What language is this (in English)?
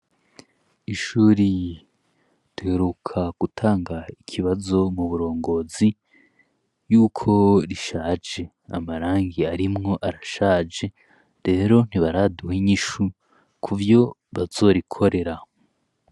Rundi